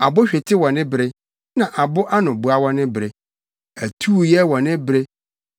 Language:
Akan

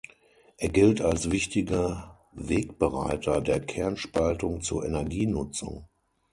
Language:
German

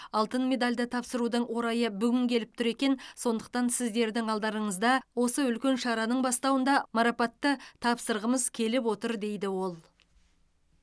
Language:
Kazakh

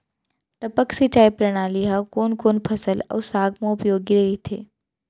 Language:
Chhattisgarhi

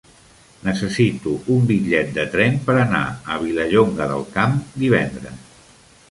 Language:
Catalan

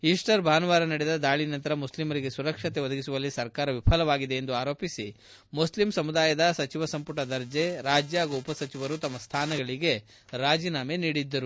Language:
Kannada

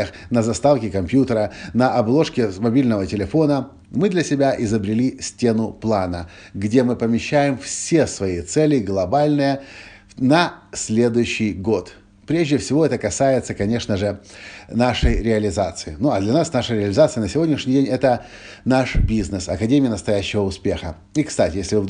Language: Russian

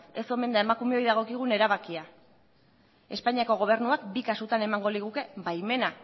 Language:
Basque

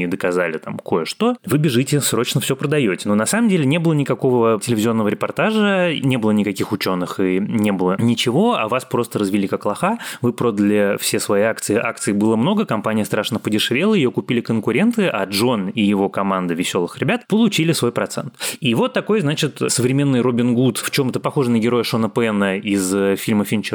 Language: Russian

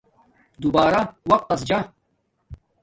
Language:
Domaaki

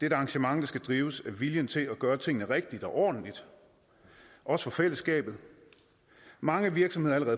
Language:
Danish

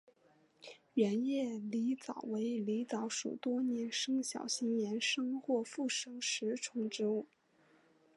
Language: Chinese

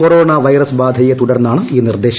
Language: Malayalam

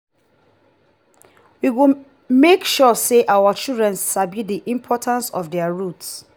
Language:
Nigerian Pidgin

